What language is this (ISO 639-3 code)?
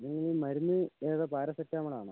mal